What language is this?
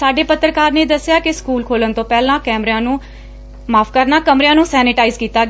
Punjabi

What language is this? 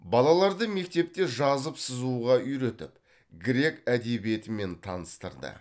Kazakh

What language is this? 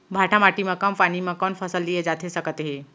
Chhattisgarhi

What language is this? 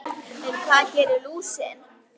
Icelandic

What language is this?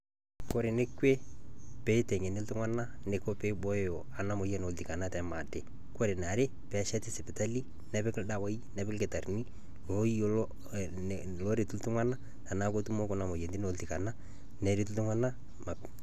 Masai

